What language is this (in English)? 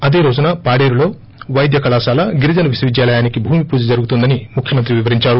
Telugu